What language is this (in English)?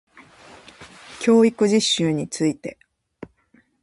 Japanese